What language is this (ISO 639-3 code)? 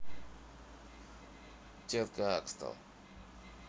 rus